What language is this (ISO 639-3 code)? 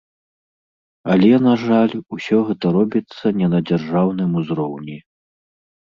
bel